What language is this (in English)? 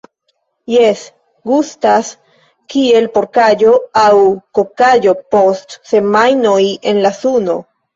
Esperanto